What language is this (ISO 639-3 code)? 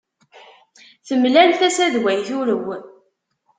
kab